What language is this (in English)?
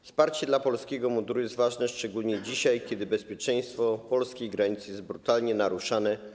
Polish